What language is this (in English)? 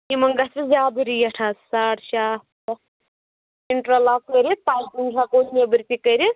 Kashmiri